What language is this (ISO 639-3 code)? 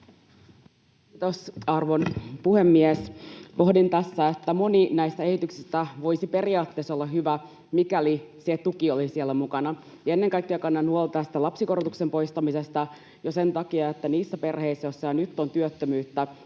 fin